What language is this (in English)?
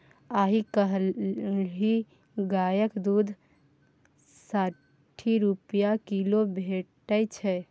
Maithili